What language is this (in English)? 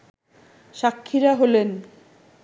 Bangla